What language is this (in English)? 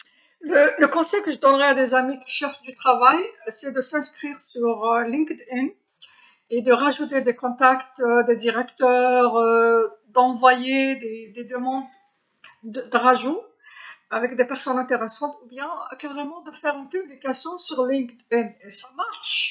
Algerian Arabic